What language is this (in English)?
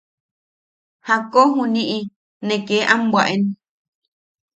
Yaqui